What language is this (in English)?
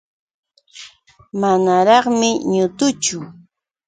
Yauyos Quechua